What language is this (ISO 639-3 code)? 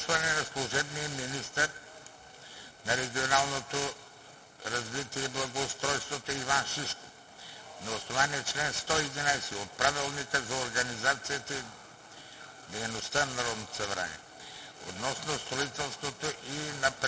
bul